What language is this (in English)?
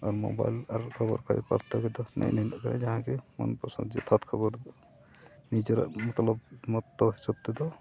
Santali